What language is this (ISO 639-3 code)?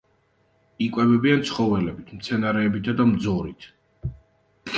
kat